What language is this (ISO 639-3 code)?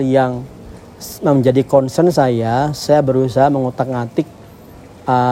ind